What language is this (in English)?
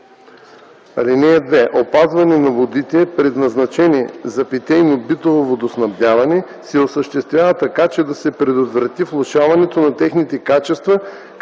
Bulgarian